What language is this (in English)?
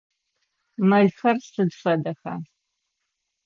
Adyghe